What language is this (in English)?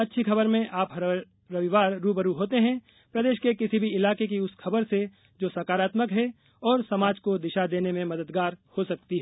Hindi